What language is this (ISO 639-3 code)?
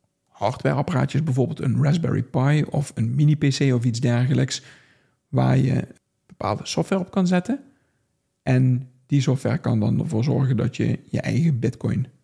nld